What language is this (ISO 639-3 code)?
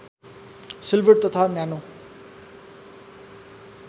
nep